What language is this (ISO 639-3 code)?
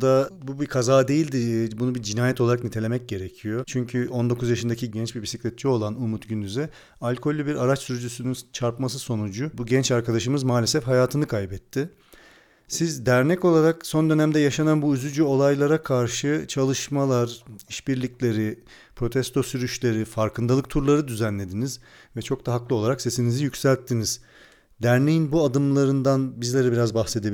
tur